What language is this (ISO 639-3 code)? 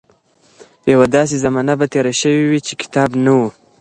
pus